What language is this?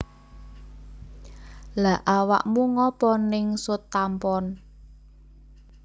Javanese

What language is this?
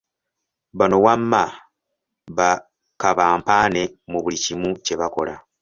Ganda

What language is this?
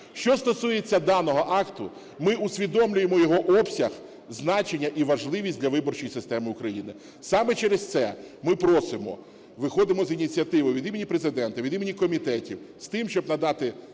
Ukrainian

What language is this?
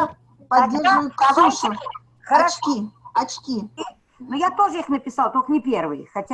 Russian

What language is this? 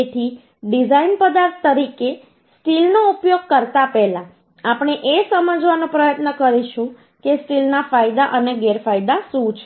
Gujarati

